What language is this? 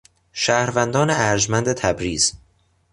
Persian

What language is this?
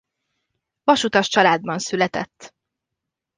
Hungarian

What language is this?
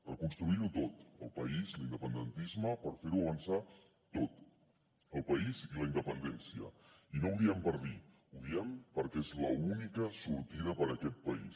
Catalan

